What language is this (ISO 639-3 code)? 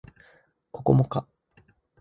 jpn